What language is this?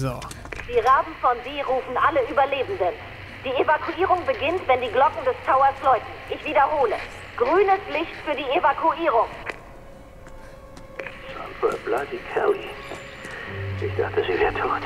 German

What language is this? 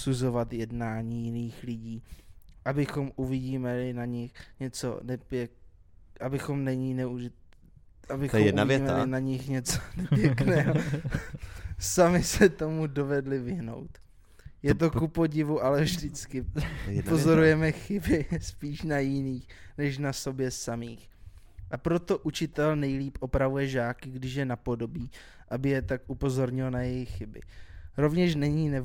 Czech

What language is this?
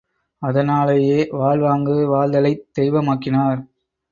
Tamil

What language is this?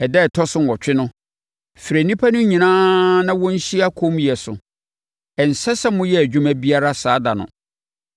Akan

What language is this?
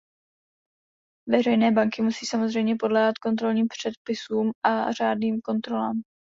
Czech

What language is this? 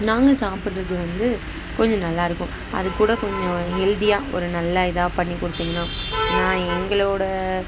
Tamil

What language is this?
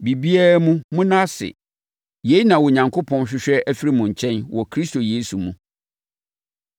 Akan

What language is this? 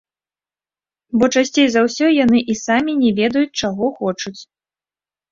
Belarusian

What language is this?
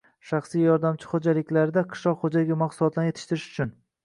Uzbek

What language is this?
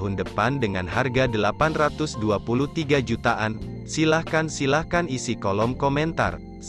Indonesian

